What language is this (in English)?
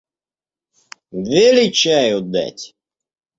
Russian